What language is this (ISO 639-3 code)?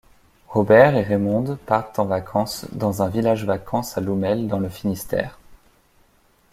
fra